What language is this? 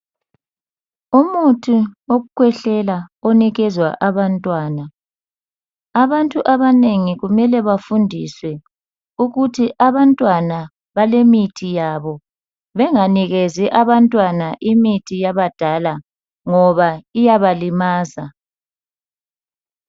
North Ndebele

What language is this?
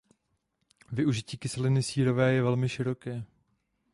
Czech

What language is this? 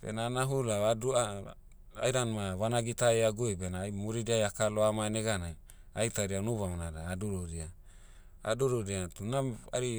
Motu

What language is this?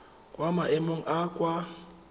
Tswana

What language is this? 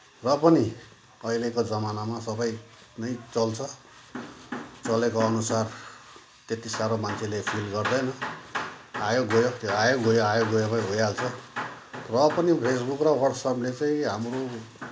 Nepali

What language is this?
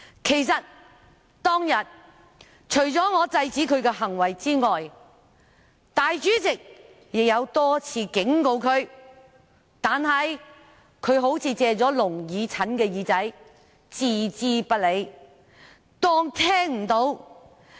Cantonese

